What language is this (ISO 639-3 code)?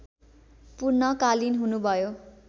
nep